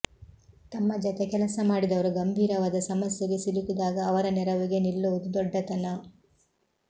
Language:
Kannada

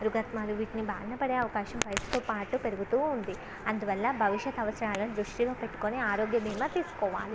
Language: Telugu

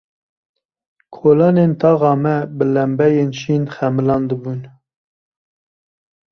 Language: Kurdish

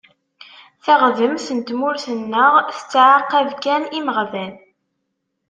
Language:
Kabyle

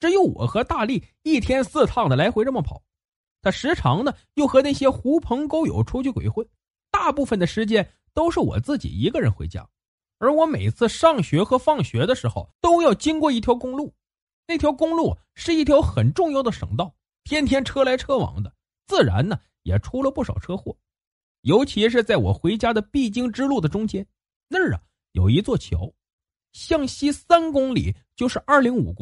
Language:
Chinese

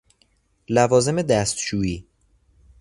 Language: Persian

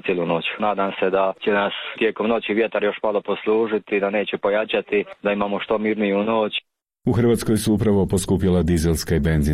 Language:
Croatian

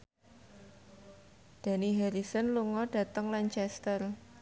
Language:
Javanese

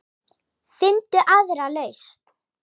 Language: Icelandic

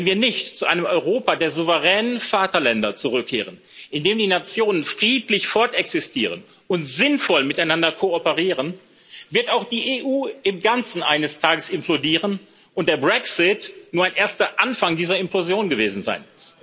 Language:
German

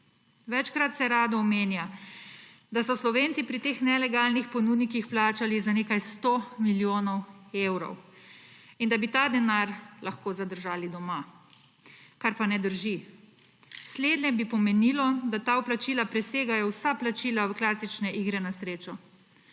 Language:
Slovenian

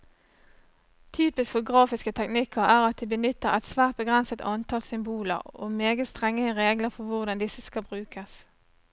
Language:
Norwegian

